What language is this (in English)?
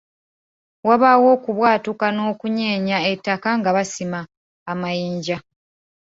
Ganda